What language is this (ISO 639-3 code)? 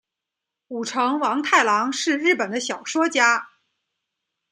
zho